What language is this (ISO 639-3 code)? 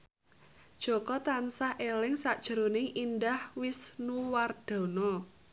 jav